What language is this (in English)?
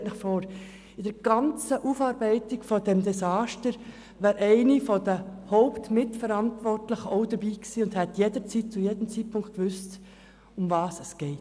Swiss German